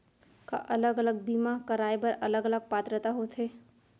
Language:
Chhattisgarhi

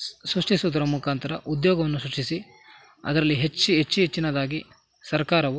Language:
Kannada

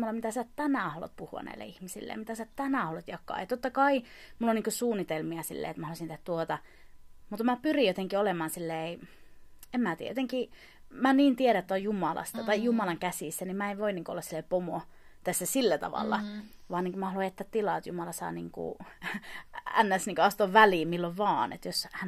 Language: Finnish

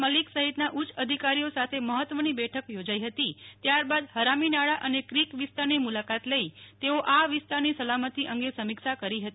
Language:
Gujarati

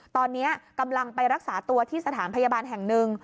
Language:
Thai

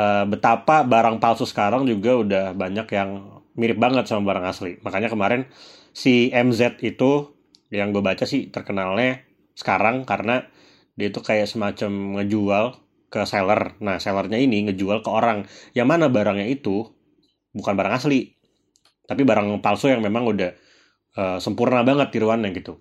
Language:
Indonesian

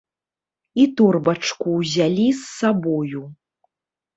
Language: Belarusian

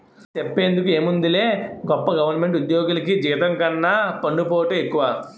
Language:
Telugu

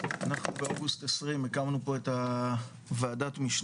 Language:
Hebrew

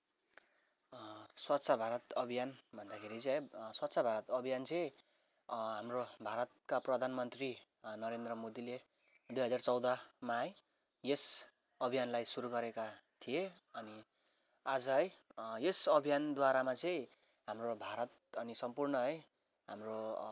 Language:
Nepali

